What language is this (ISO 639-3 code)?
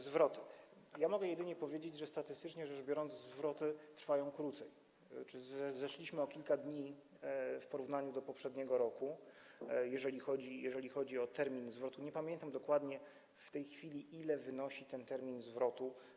pol